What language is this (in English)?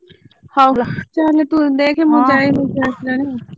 Odia